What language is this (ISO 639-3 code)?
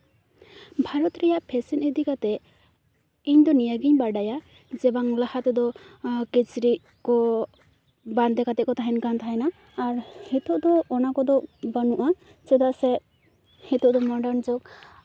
sat